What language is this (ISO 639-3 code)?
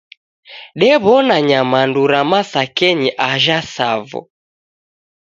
dav